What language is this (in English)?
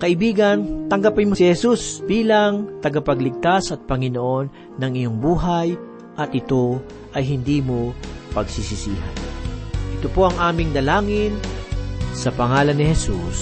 Filipino